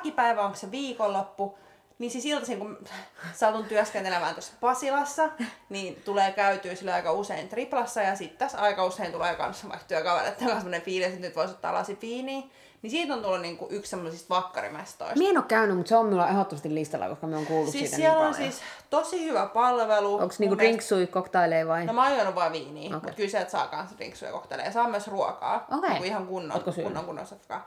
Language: Finnish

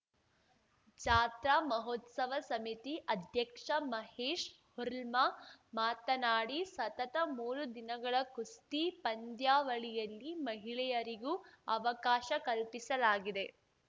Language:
Kannada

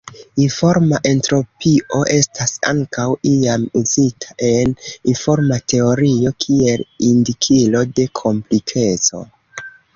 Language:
Esperanto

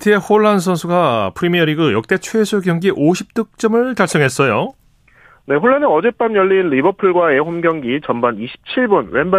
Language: Korean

